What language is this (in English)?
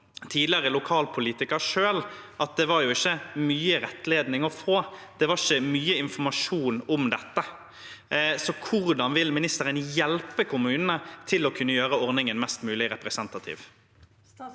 Norwegian